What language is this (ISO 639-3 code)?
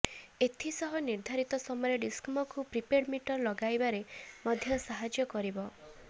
ori